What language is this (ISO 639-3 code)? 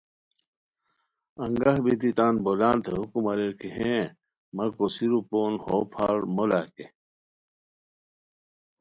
khw